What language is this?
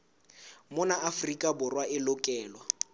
Southern Sotho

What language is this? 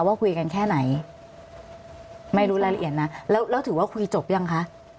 Thai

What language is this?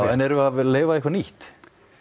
Icelandic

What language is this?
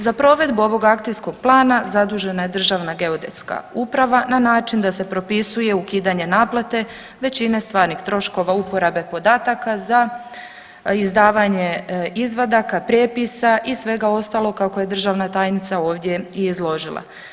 Croatian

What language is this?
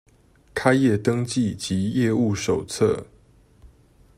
Chinese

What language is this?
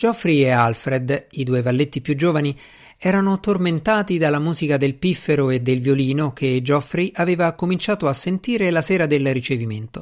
Italian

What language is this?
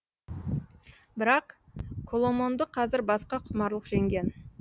Kazakh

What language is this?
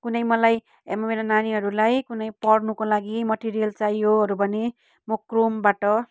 Nepali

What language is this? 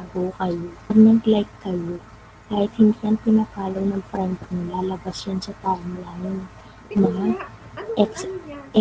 Filipino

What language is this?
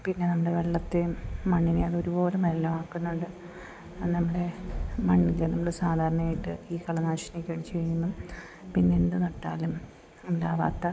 Malayalam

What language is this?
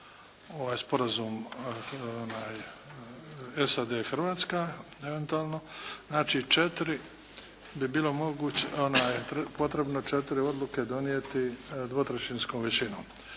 Croatian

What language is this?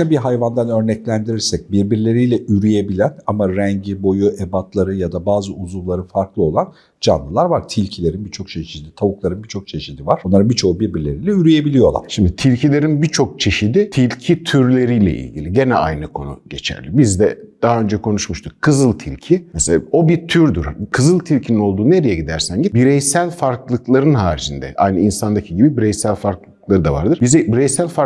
Turkish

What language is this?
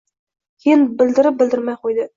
Uzbek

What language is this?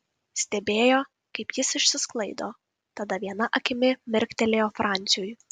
Lithuanian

